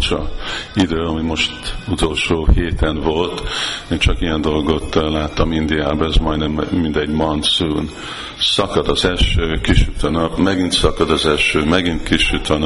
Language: Hungarian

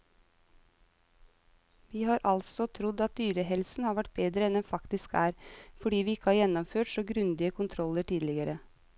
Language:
Norwegian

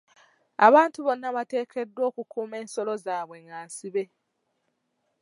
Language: Ganda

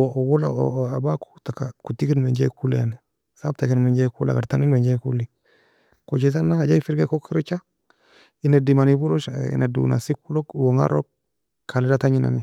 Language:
Nobiin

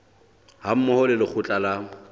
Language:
Southern Sotho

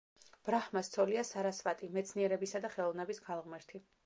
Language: Georgian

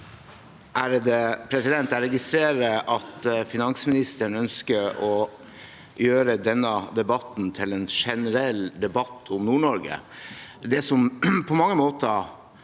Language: Norwegian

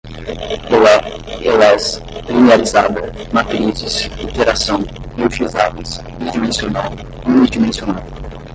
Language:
Portuguese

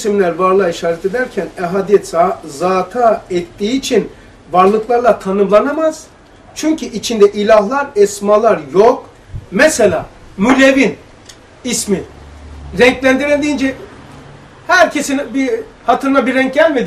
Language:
Turkish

